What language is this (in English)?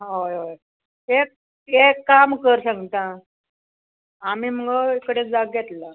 Konkani